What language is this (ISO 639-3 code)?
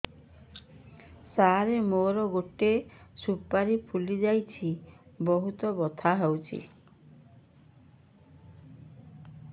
ori